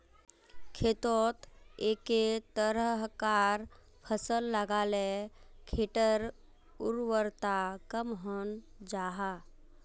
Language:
Magahi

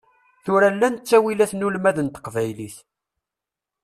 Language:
Kabyle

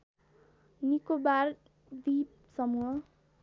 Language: Nepali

